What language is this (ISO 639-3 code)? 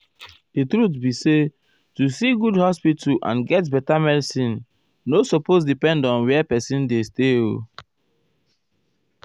pcm